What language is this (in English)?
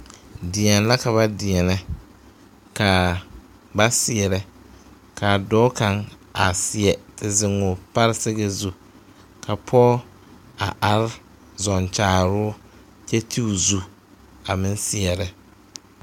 Southern Dagaare